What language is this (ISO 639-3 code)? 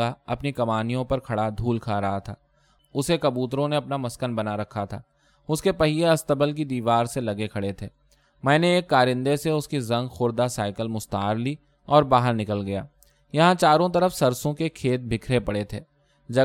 urd